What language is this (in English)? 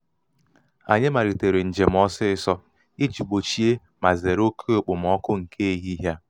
Igbo